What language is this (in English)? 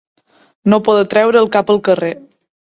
Catalan